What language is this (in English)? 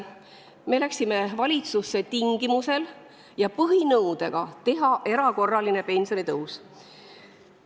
Estonian